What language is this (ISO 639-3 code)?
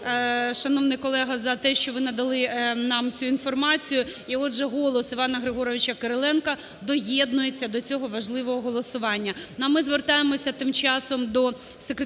ukr